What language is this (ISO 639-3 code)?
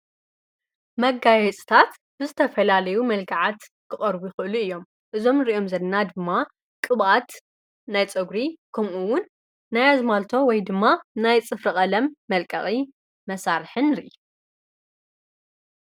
tir